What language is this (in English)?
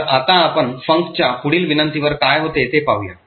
Marathi